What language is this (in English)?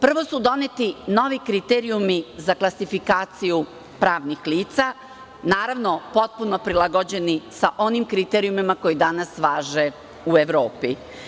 Serbian